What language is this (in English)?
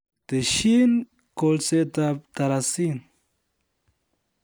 Kalenjin